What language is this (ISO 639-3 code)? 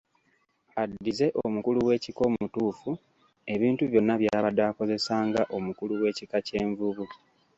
lug